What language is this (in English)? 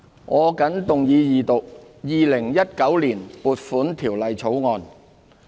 Cantonese